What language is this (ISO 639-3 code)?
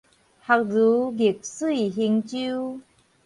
nan